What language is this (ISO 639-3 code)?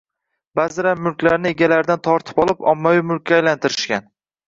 uzb